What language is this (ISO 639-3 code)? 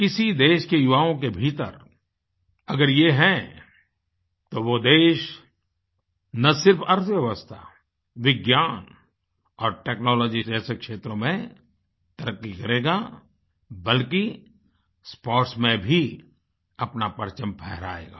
hin